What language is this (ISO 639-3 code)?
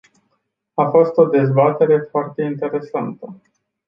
ron